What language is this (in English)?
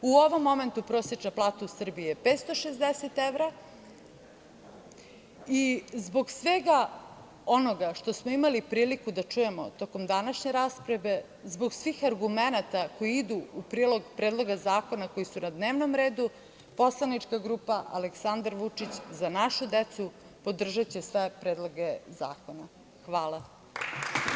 Serbian